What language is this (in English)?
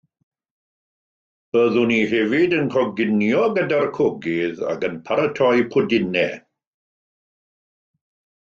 Welsh